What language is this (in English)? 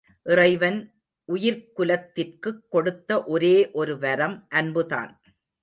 Tamil